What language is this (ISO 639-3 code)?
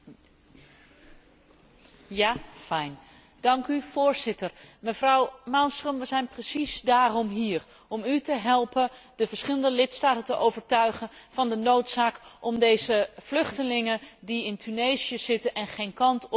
nld